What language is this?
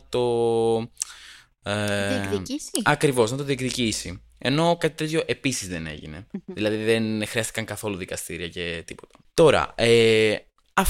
Greek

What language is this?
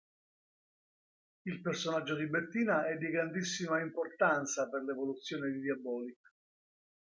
Italian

